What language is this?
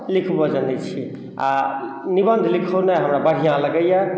Maithili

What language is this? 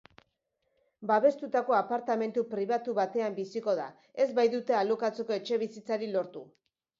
Basque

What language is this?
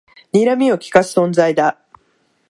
Japanese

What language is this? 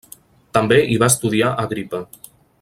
Catalan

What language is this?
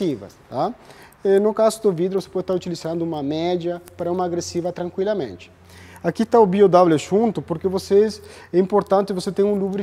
Portuguese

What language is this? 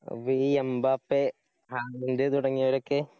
Malayalam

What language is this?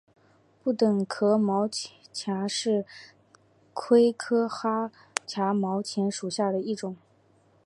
Chinese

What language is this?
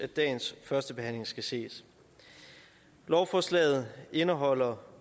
Danish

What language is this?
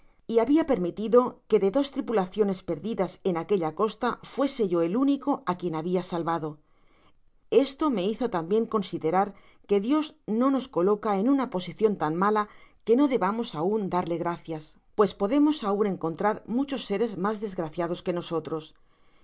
Spanish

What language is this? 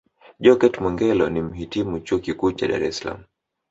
Swahili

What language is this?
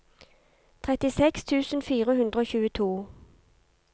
Norwegian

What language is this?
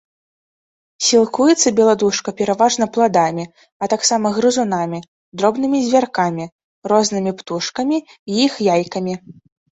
Belarusian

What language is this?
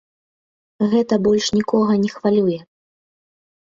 Belarusian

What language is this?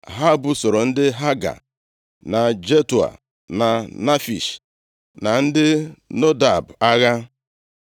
Igbo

